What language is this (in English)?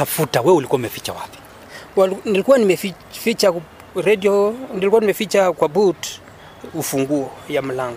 Swahili